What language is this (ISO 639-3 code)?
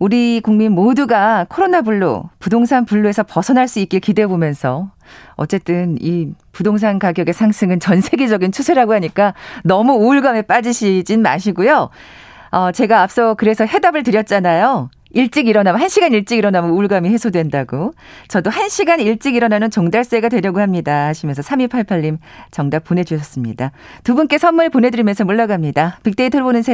kor